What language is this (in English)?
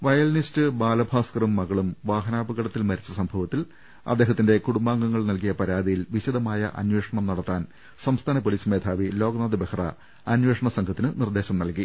Malayalam